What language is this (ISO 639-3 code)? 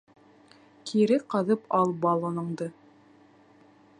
bak